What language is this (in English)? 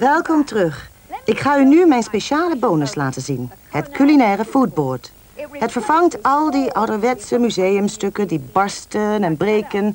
Dutch